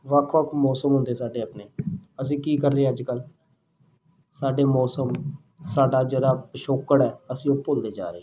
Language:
Punjabi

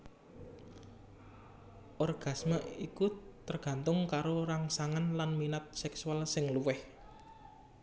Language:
Javanese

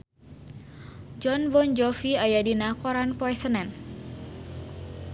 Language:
Sundanese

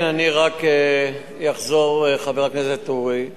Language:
Hebrew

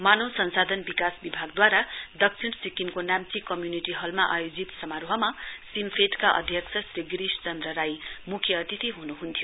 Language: Nepali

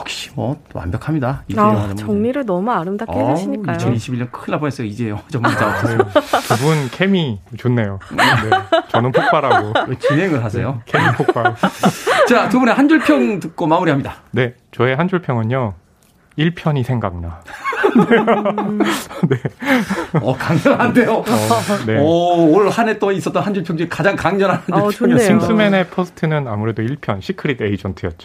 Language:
Korean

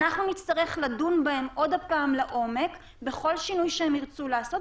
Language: Hebrew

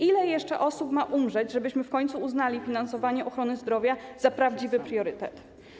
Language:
Polish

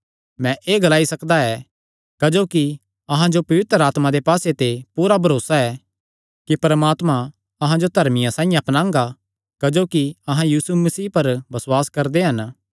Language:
Kangri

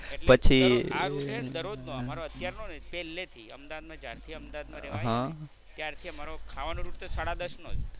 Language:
Gujarati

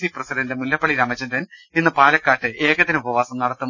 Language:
Malayalam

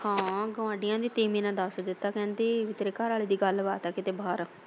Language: Punjabi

